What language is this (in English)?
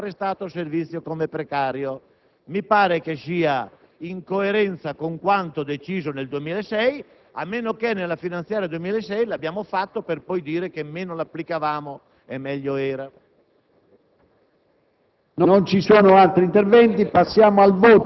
Italian